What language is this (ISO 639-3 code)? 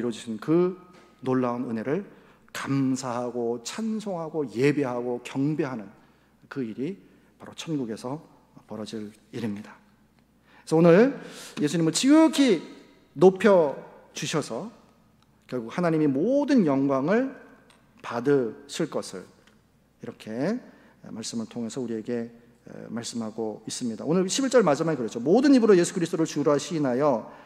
kor